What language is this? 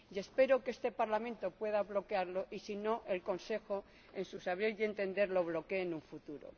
Spanish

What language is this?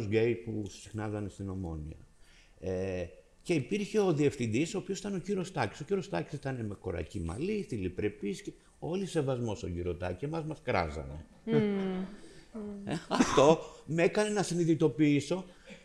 Greek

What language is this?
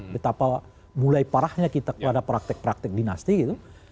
Indonesian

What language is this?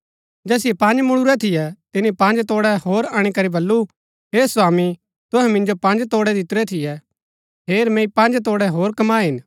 Gaddi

